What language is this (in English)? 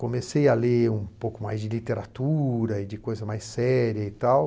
Portuguese